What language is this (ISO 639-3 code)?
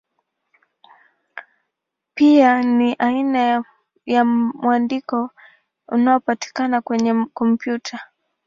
swa